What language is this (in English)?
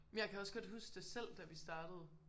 Danish